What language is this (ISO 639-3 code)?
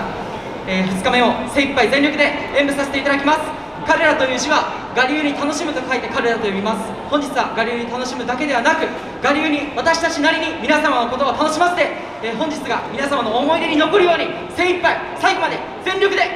jpn